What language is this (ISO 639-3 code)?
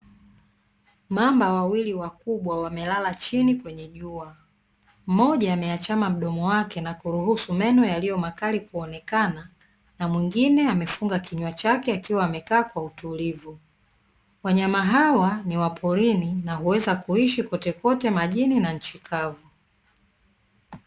swa